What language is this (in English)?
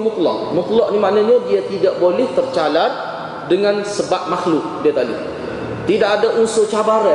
Malay